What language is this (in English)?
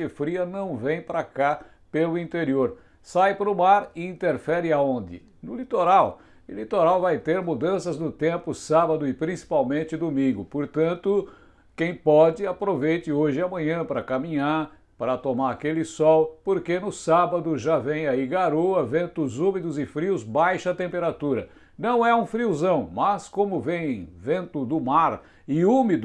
Portuguese